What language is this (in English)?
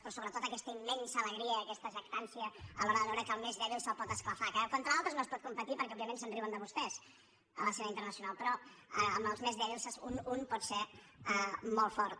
Catalan